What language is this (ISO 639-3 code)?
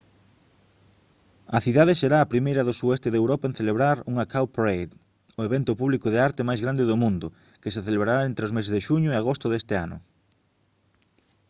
glg